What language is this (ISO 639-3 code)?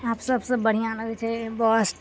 mai